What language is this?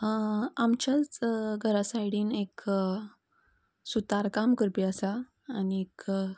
Konkani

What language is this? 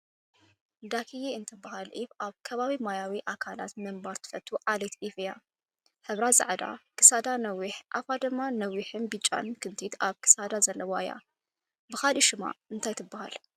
Tigrinya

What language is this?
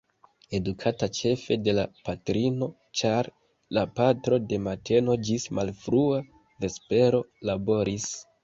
Esperanto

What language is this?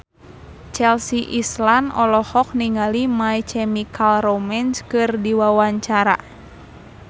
Sundanese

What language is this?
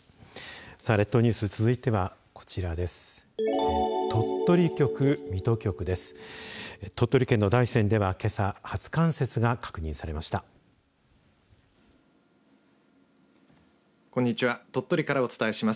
Japanese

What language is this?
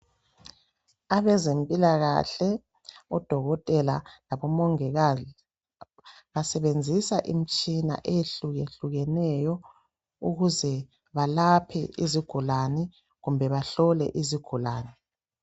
North Ndebele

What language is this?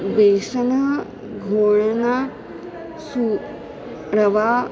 Sanskrit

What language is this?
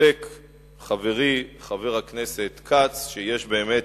Hebrew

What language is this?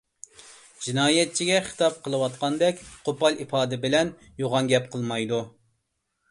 Uyghur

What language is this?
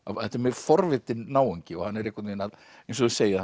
Icelandic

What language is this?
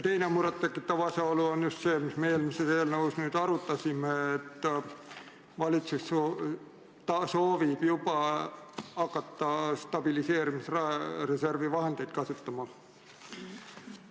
Estonian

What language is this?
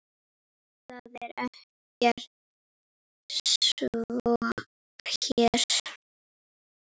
Icelandic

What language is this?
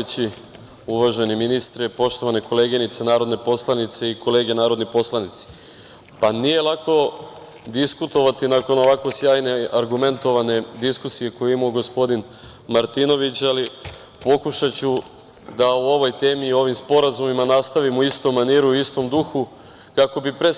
Serbian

